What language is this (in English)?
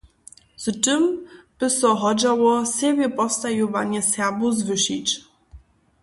Upper Sorbian